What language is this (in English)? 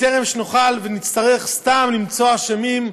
Hebrew